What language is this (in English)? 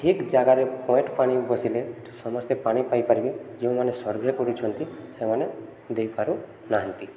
Odia